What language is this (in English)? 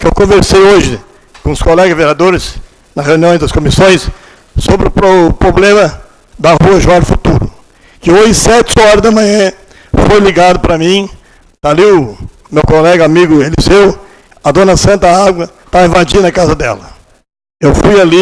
Portuguese